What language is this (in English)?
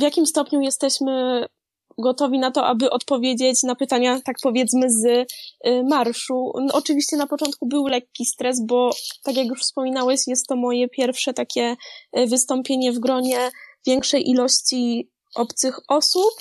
Polish